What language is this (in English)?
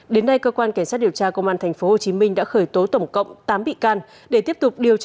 Vietnamese